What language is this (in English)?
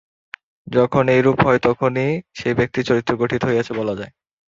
Bangla